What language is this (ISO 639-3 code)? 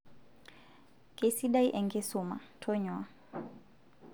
mas